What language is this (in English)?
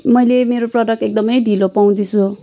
Nepali